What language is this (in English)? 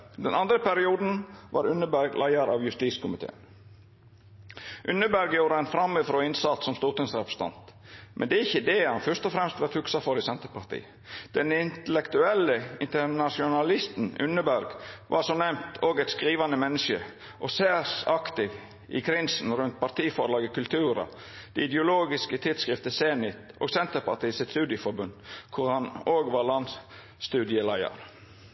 Norwegian Nynorsk